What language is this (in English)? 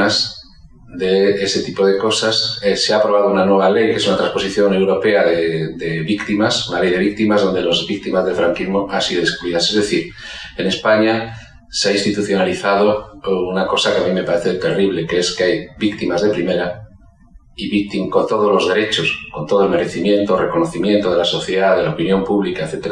Spanish